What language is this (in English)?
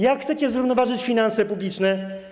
Polish